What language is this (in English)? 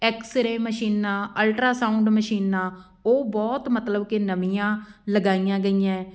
Punjabi